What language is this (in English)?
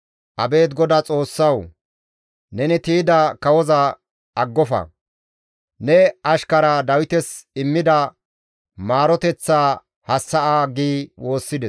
Gamo